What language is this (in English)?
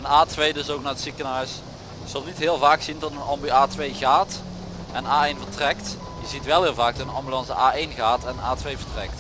Dutch